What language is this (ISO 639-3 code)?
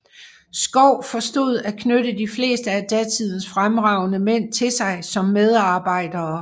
dan